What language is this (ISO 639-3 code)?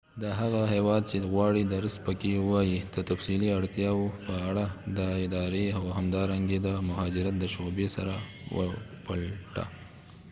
pus